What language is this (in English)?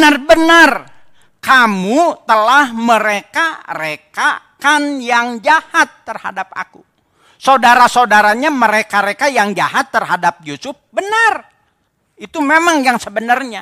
Indonesian